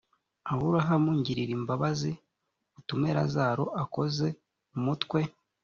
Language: Kinyarwanda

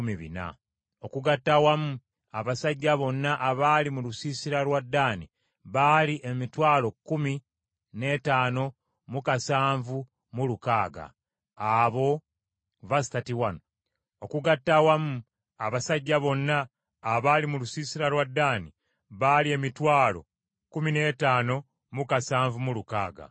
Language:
Ganda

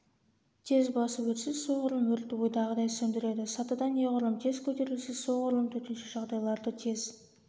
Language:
Kazakh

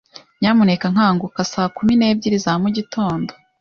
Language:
Kinyarwanda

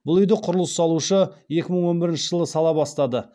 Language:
Kazakh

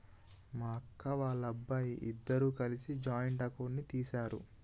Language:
Telugu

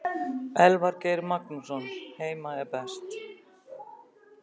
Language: Icelandic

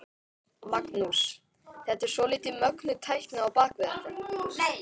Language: Icelandic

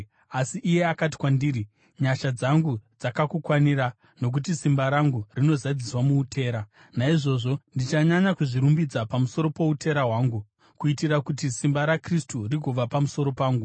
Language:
Shona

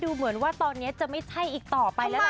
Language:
Thai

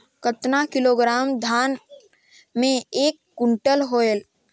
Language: Chhattisgarhi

